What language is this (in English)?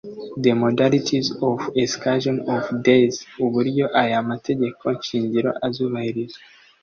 Kinyarwanda